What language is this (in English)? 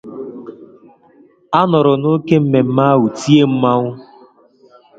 Igbo